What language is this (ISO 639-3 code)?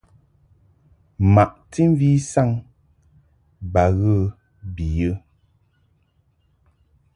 mhk